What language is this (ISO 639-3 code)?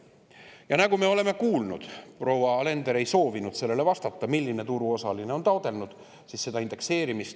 est